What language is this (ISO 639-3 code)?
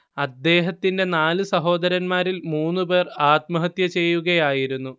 mal